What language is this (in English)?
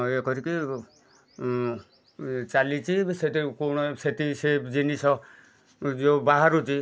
Odia